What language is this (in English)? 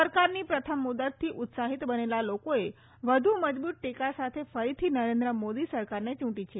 Gujarati